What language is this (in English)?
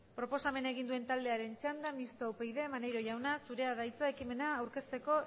Basque